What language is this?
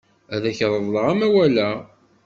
Kabyle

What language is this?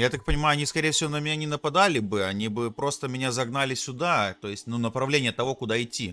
Russian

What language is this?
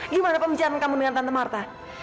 Indonesian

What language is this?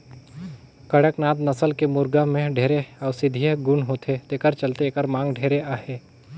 Chhattisgarhi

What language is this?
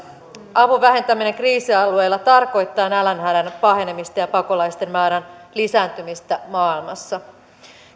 Finnish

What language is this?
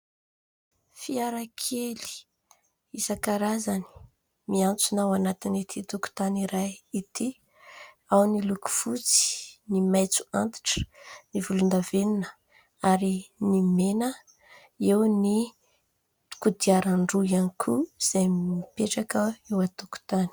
Malagasy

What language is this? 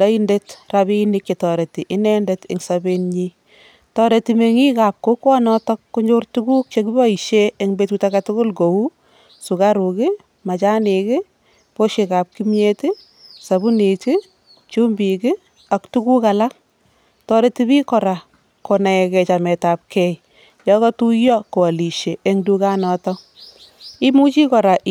Kalenjin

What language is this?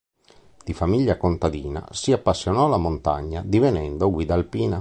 Italian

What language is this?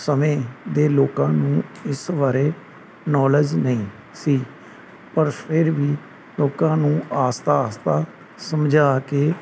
Punjabi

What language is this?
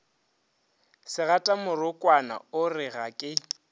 Northern Sotho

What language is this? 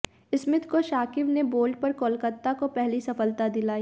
Hindi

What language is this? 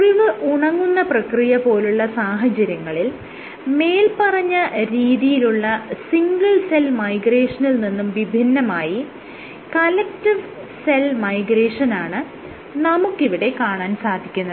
Malayalam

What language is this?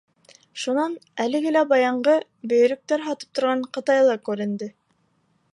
Bashkir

